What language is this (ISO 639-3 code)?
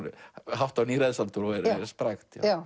isl